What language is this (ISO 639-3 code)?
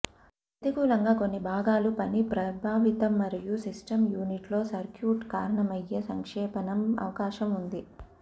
tel